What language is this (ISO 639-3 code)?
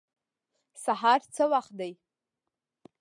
pus